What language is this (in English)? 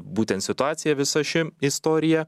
Lithuanian